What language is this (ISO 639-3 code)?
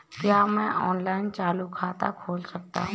hin